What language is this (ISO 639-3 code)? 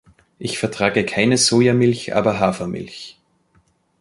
deu